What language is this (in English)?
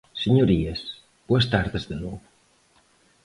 Galician